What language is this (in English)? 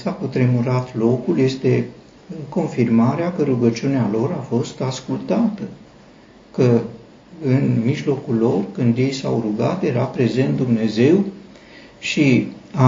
Romanian